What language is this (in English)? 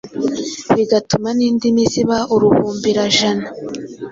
Kinyarwanda